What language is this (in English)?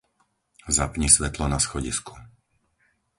Slovak